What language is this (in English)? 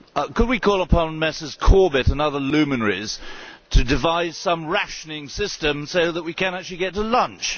English